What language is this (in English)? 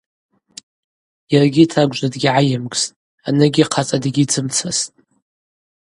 Abaza